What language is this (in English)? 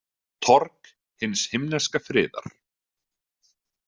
Icelandic